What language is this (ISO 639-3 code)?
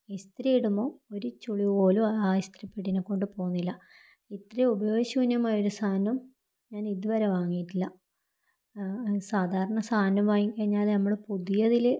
mal